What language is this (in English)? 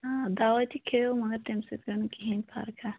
Kashmiri